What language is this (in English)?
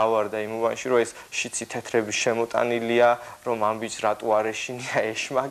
Romanian